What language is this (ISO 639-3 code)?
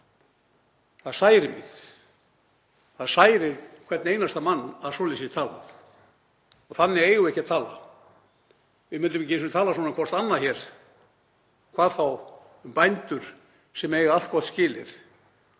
isl